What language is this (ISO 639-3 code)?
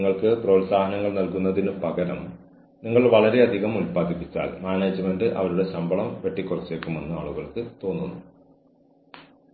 mal